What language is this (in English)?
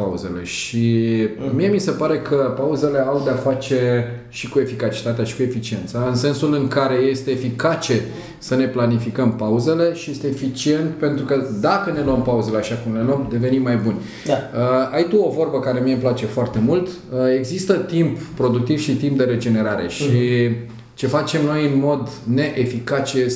Romanian